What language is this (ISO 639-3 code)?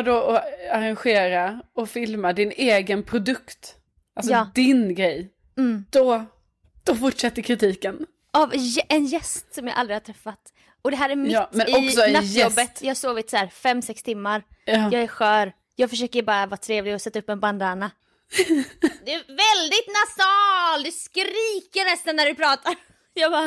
swe